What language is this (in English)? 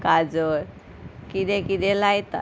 Konkani